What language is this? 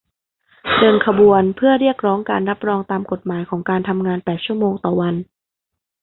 Thai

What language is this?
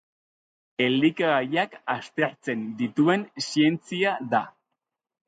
Basque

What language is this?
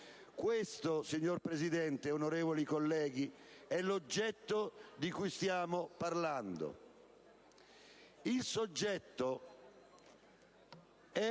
Italian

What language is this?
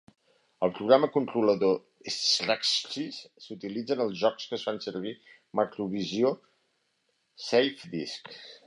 Catalan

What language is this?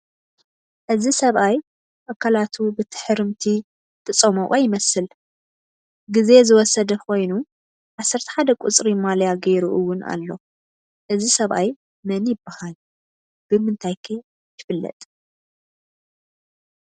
Tigrinya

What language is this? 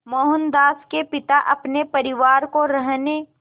Hindi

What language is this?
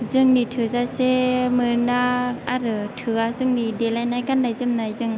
Bodo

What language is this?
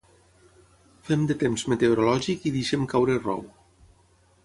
Catalan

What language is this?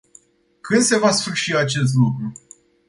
Romanian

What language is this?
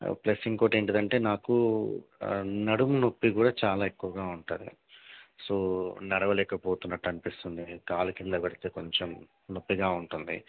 Telugu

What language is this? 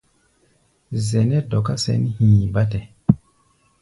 Gbaya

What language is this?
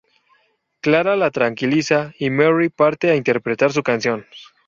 Spanish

